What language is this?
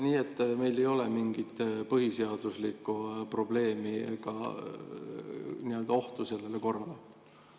Estonian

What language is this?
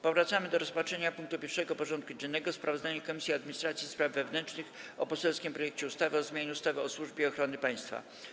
Polish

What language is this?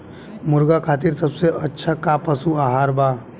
Bhojpuri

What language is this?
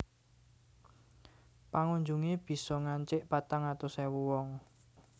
Javanese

